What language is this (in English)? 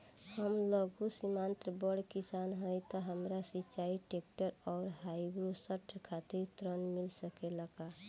Bhojpuri